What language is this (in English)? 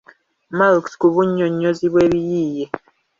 Ganda